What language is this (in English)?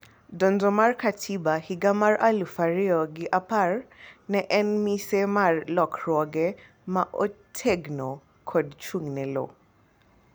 Luo (Kenya and Tanzania)